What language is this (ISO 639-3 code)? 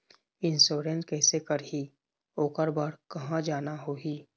hne